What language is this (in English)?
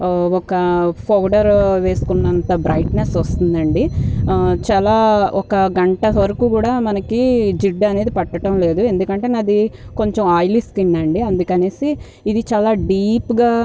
Telugu